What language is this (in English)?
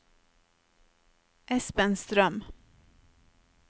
Norwegian